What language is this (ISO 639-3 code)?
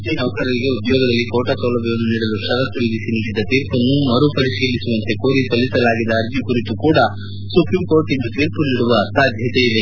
kan